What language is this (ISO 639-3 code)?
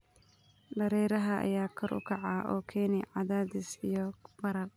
som